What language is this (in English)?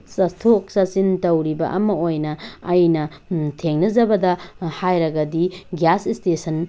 Manipuri